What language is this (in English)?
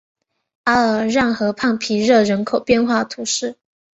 Chinese